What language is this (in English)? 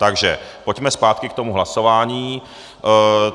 Czech